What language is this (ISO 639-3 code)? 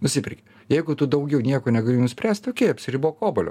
lit